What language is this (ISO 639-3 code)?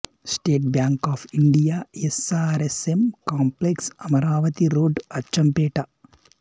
tel